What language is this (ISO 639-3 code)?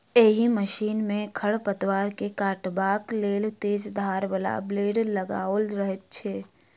mai